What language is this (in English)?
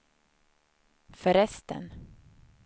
Swedish